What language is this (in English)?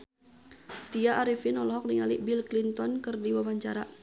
Sundanese